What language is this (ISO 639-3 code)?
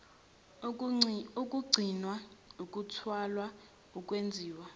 zul